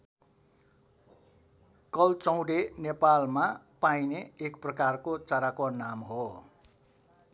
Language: Nepali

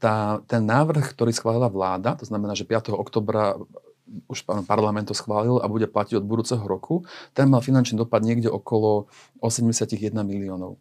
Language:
Slovak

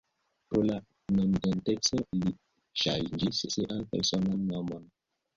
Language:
Esperanto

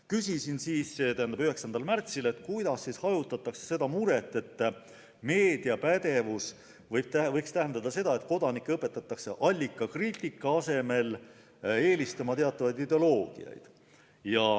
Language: Estonian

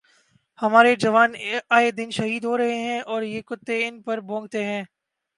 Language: Urdu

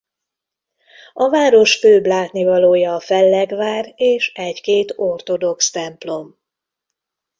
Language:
Hungarian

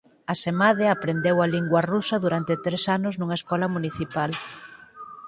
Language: Galician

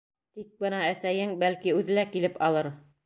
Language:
Bashkir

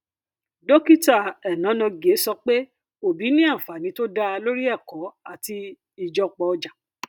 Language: Yoruba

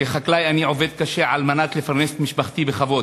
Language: Hebrew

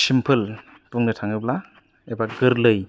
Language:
Bodo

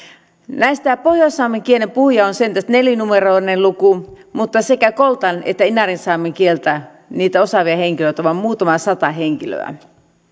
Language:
Finnish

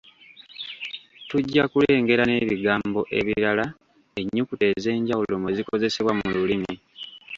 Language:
Ganda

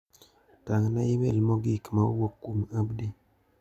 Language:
Luo (Kenya and Tanzania)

